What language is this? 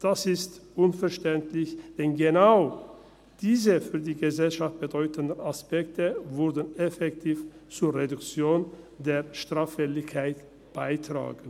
Swiss German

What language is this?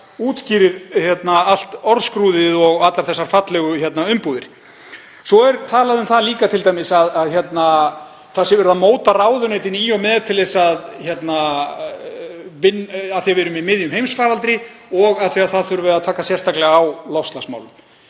Icelandic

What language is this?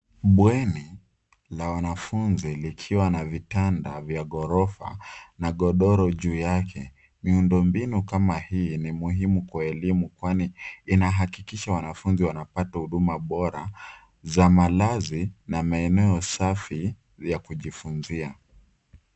Swahili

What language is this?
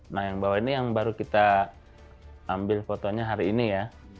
Indonesian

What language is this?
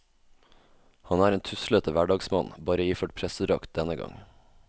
Norwegian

